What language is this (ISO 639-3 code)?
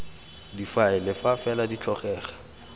tsn